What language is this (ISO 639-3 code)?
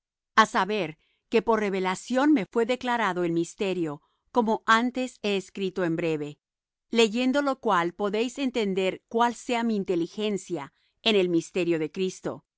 spa